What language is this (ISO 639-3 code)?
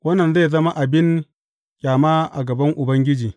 hau